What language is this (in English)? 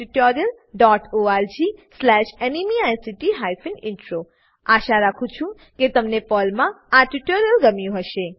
Gujarati